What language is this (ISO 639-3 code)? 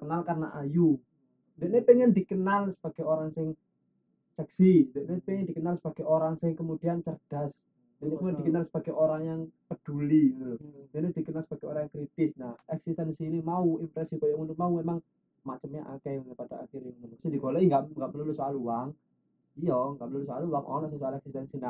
ind